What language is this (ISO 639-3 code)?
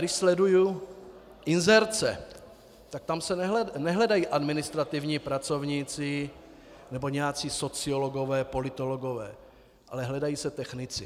ces